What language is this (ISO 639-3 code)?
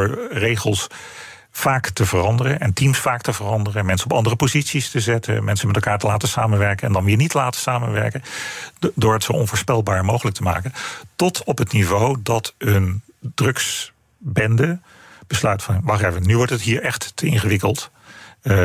nld